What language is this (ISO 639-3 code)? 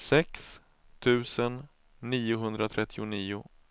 swe